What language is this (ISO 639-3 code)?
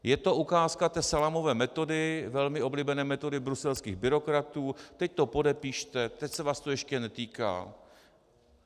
ces